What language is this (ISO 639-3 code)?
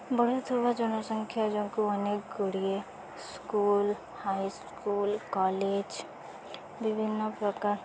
ori